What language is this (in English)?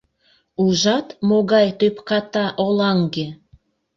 Mari